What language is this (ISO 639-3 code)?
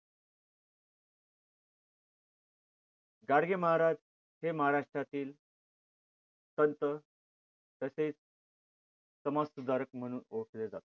mar